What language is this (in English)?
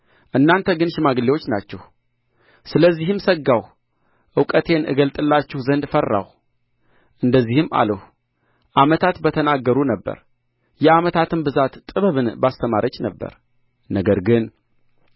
Amharic